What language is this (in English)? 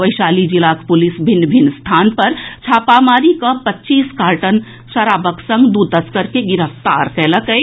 Maithili